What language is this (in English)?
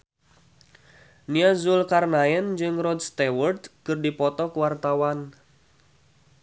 Sundanese